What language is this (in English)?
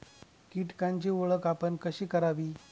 Marathi